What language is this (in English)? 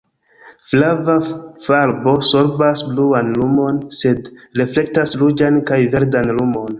Esperanto